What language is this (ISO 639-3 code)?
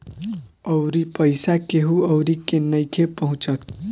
bho